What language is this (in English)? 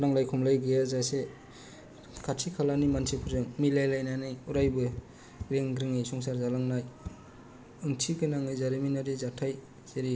Bodo